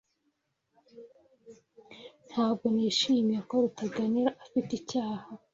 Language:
Kinyarwanda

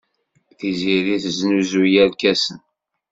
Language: Kabyle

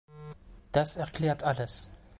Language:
German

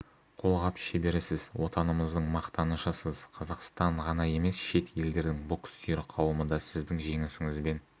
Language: Kazakh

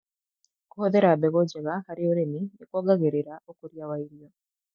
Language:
Kikuyu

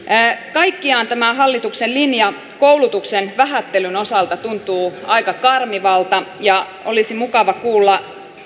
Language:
Finnish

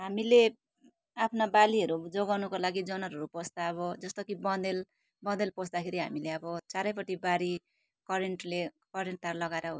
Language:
Nepali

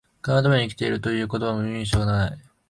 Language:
Japanese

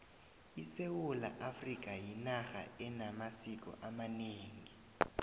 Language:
South Ndebele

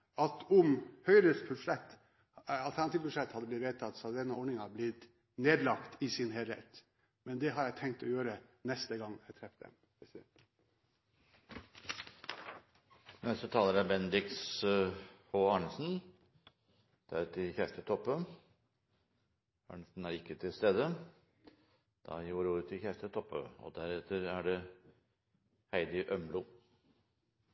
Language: Norwegian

